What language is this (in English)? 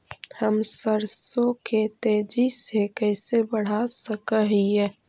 Magahi